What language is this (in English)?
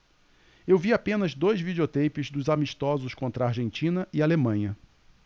Portuguese